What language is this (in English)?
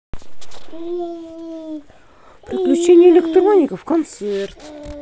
Russian